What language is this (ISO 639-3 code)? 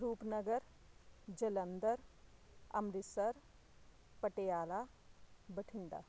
pan